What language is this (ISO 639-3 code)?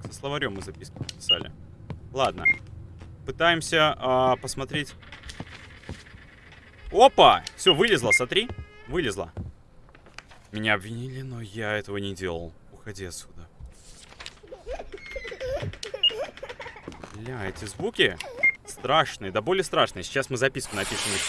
rus